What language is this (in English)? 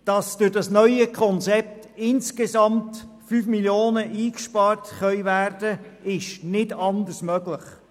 Swiss German